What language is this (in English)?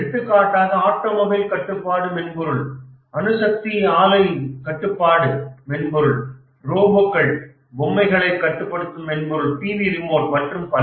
Tamil